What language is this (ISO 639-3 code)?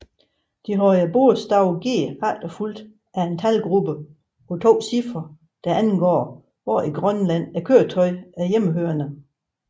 dan